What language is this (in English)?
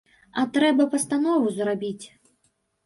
Belarusian